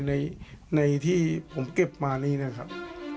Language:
Thai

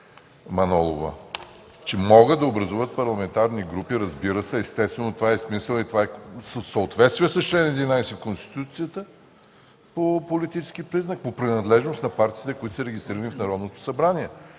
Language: Bulgarian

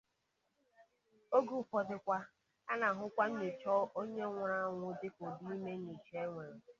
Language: Igbo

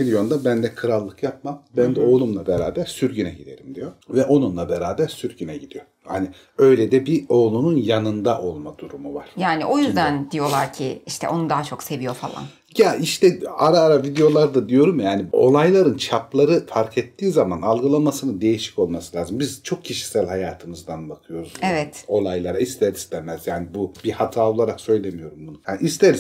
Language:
Turkish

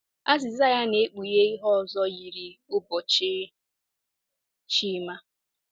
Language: Igbo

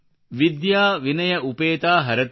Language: Kannada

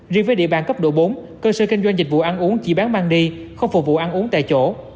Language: Vietnamese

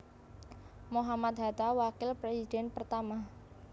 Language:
Javanese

